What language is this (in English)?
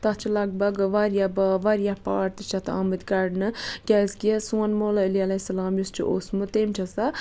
Kashmiri